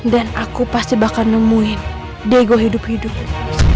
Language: Indonesian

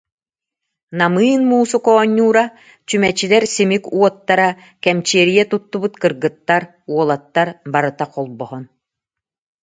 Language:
Yakut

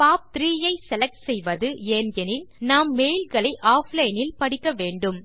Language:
Tamil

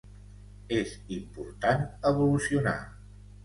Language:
Catalan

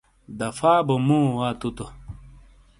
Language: Shina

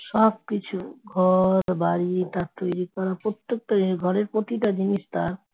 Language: Bangla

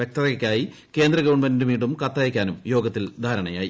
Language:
Malayalam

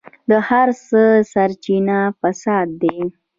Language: Pashto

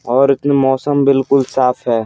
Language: Hindi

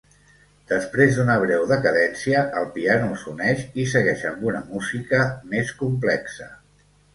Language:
Catalan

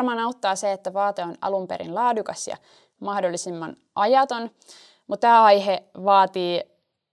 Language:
Finnish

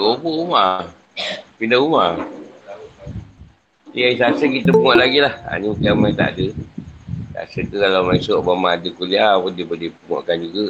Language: Malay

